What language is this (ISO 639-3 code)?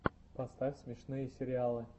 rus